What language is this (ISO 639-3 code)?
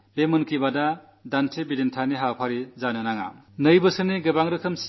mal